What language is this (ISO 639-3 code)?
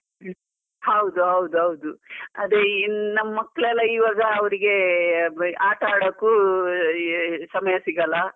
kan